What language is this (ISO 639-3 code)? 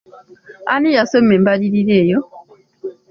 lug